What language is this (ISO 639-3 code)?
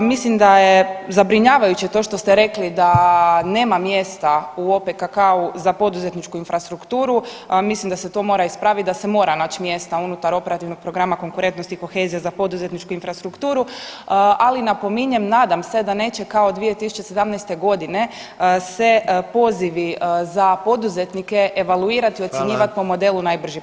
hrv